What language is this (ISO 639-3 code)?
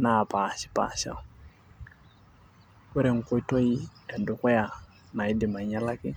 mas